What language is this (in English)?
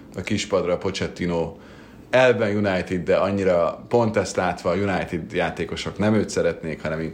Hungarian